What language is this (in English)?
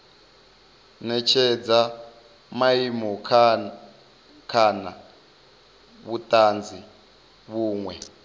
Venda